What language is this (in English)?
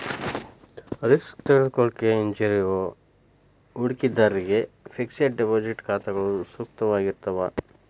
Kannada